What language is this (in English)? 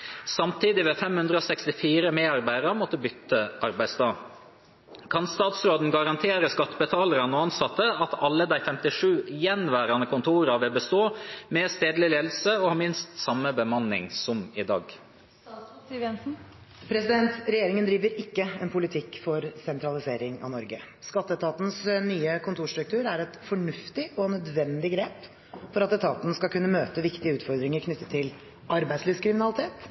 Norwegian Bokmål